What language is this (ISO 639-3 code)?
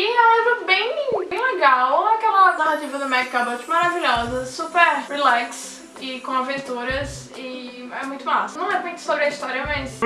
por